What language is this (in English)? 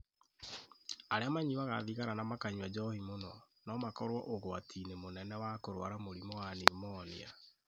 Kikuyu